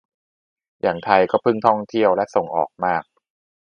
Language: Thai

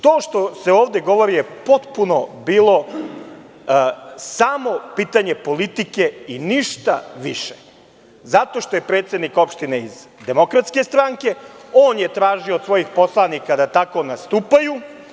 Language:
Serbian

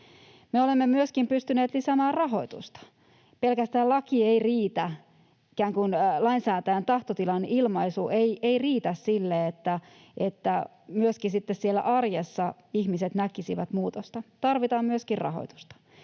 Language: Finnish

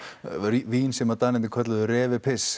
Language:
Icelandic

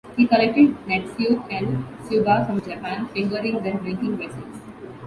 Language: English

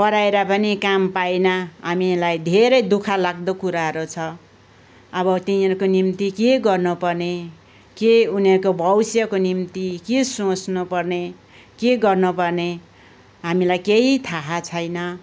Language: Nepali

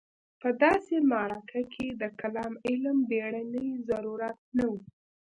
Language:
Pashto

